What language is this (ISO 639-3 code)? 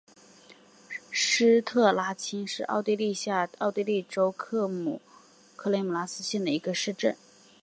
zho